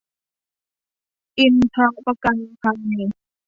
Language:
Thai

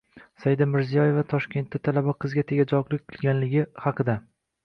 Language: Uzbek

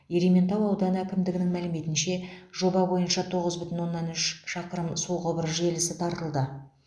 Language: Kazakh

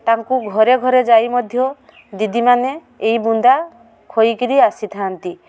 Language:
Odia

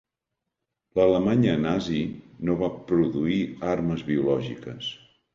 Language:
Catalan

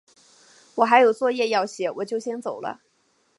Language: Chinese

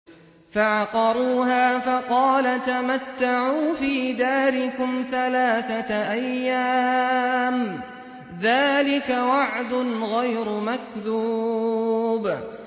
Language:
Arabic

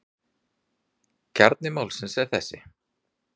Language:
Icelandic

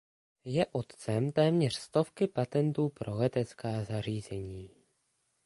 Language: Czech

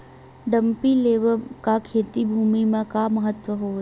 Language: Chhattisgarhi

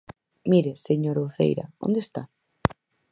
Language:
Galician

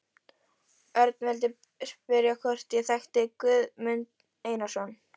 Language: Icelandic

